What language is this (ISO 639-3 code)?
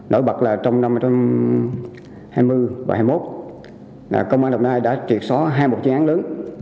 vie